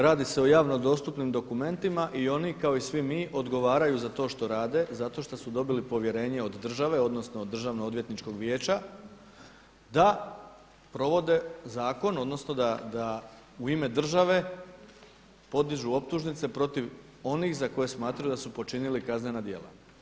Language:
Croatian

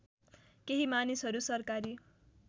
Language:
Nepali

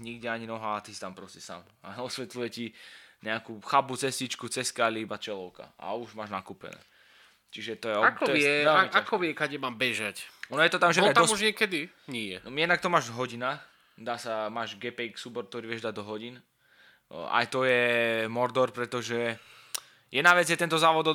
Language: Slovak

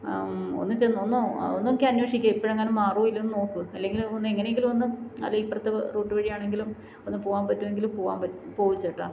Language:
Malayalam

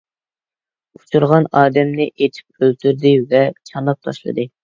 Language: Uyghur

